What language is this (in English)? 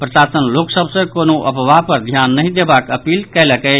Maithili